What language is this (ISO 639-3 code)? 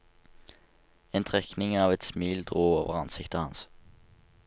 nor